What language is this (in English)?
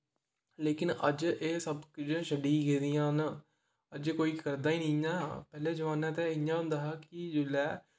Dogri